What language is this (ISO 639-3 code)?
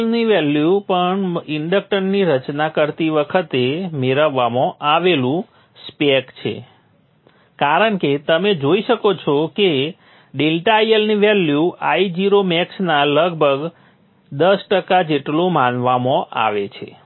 guj